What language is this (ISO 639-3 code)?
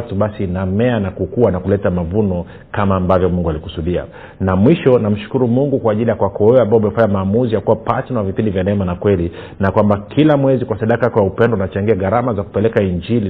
swa